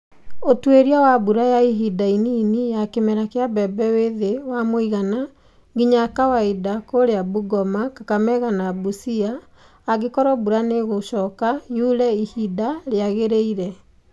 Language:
Kikuyu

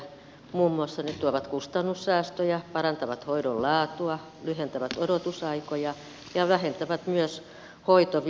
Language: Finnish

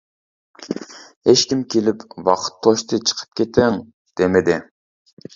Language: Uyghur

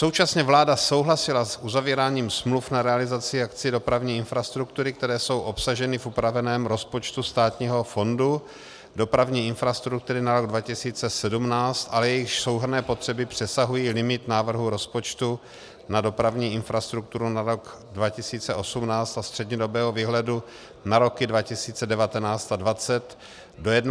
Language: Czech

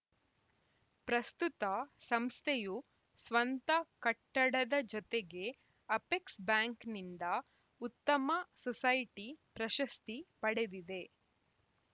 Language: Kannada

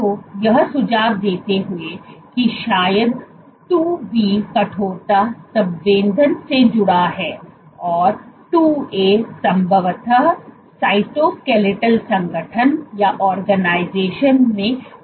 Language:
Hindi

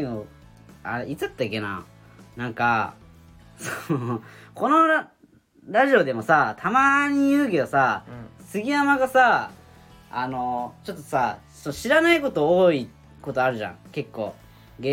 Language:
Japanese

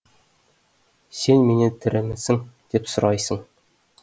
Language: Kazakh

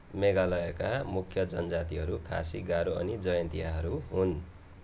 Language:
Nepali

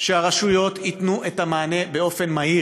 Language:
Hebrew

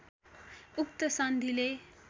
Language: Nepali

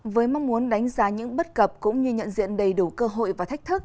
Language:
Vietnamese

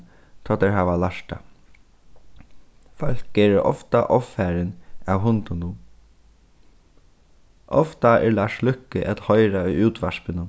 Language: Faroese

